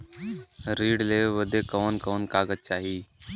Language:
Bhojpuri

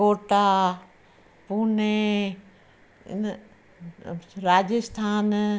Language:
Sindhi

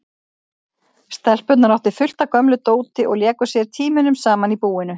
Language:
Icelandic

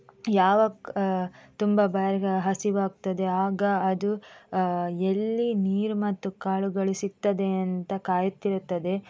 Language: Kannada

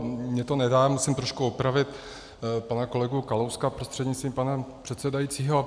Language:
Czech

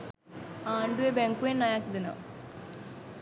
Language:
Sinhala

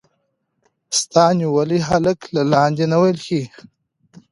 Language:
Pashto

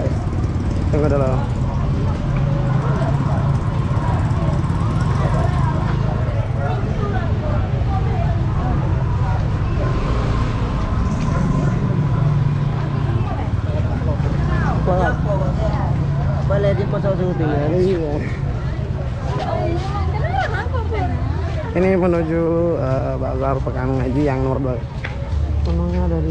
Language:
Indonesian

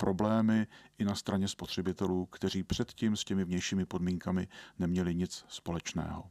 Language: Czech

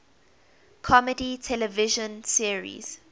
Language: English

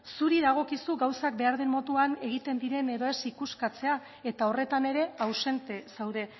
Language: Basque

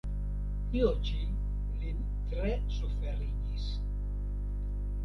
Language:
Esperanto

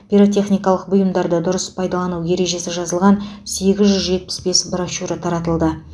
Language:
Kazakh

